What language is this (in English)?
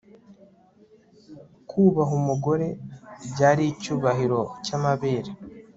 Kinyarwanda